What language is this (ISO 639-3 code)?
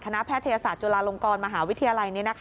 tha